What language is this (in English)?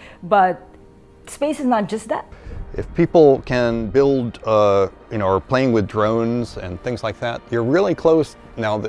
English